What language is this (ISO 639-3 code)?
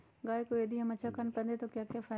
mag